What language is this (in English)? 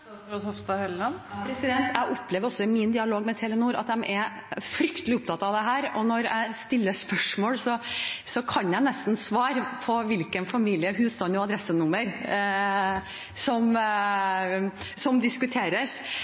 Norwegian Bokmål